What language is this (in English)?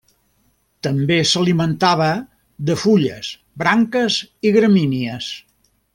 Catalan